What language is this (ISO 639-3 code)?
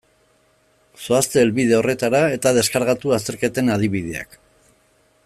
eus